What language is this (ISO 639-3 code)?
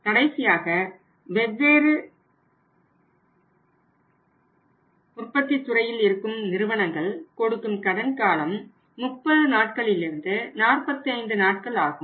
tam